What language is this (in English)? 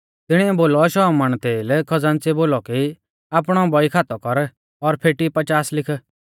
Mahasu Pahari